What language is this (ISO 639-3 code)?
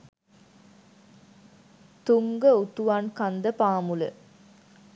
sin